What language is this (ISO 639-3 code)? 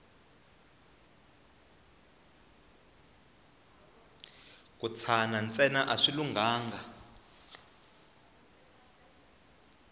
tso